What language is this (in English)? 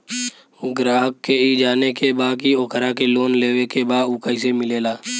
Bhojpuri